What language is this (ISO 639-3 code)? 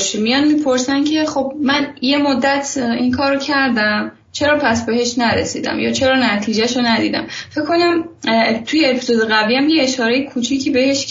fas